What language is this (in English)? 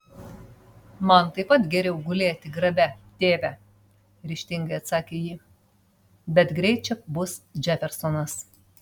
Lithuanian